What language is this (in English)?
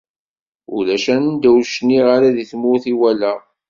Kabyle